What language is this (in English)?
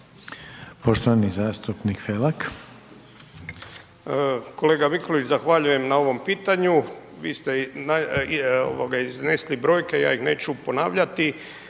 Croatian